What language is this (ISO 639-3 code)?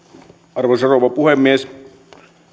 fin